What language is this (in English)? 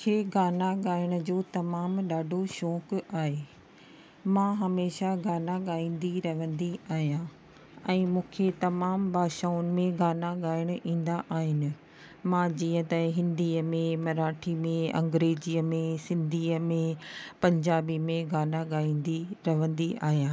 Sindhi